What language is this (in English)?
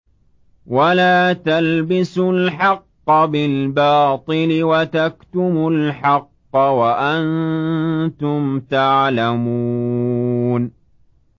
Arabic